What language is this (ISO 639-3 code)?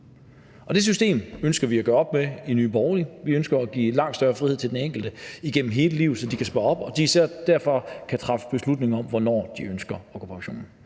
dan